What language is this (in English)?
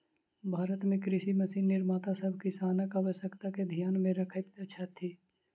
Maithili